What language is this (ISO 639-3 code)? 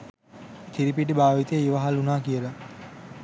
sin